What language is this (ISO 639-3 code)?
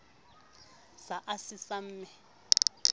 sot